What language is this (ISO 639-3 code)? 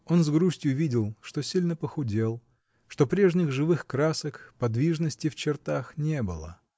rus